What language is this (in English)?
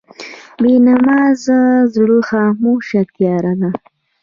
Pashto